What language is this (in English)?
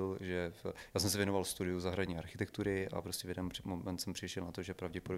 Czech